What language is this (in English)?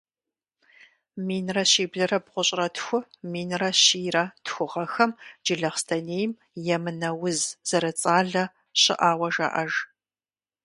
Kabardian